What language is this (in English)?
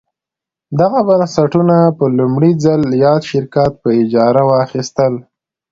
Pashto